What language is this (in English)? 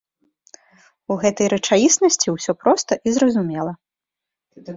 Belarusian